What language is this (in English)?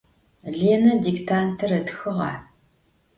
Adyghe